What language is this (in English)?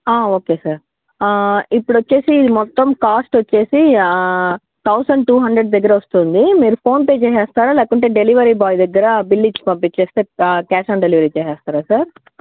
Telugu